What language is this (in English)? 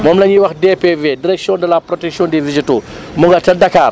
Wolof